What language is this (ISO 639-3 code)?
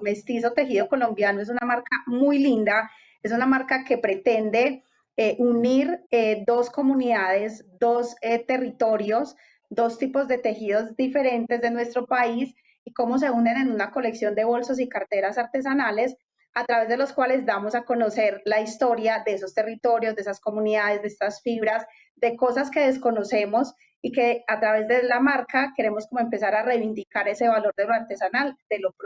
spa